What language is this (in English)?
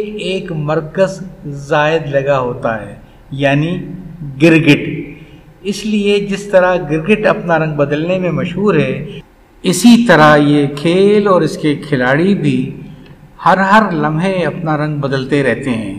Urdu